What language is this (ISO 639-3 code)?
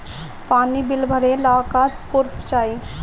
bho